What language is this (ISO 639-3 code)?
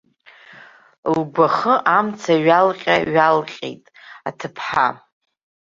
abk